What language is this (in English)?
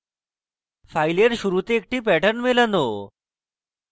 Bangla